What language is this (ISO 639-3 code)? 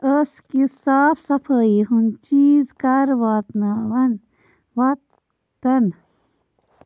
kas